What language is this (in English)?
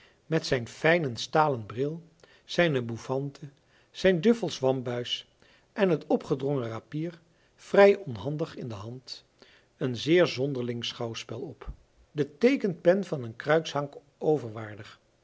Dutch